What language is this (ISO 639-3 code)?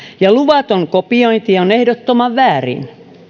fin